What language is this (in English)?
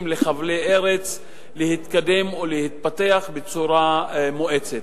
Hebrew